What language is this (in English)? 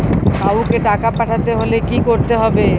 Bangla